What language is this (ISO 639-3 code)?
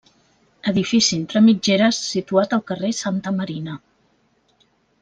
cat